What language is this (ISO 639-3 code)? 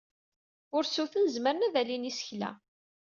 kab